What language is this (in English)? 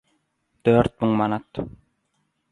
Turkmen